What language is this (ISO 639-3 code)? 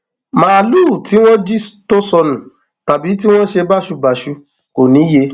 yor